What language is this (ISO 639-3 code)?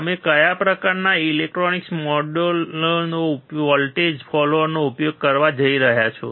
guj